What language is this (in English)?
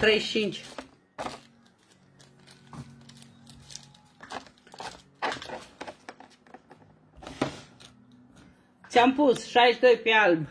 Romanian